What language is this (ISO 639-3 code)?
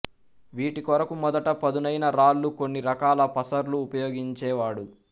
tel